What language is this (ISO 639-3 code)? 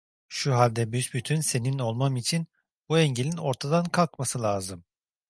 tur